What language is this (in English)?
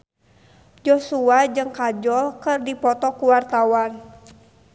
Sundanese